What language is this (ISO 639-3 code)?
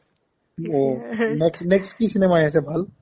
asm